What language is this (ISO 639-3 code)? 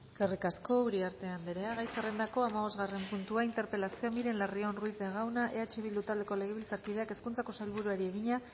eus